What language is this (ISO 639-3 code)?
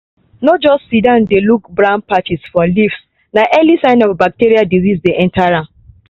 pcm